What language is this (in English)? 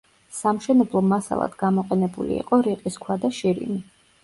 Georgian